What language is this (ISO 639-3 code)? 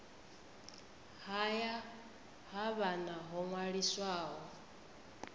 ven